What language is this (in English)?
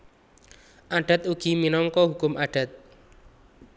Javanese